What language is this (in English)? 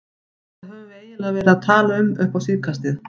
Icelandic